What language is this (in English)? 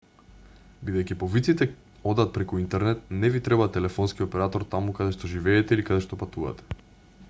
Macedonian